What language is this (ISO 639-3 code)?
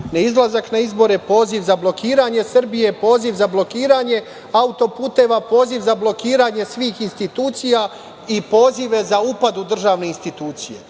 srp